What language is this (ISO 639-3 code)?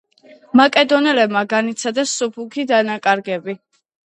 kat